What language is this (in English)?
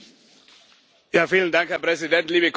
German